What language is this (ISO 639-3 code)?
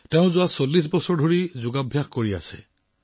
asm